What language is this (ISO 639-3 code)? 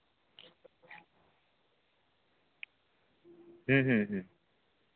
sat